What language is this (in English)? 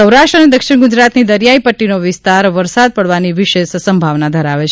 Gujarati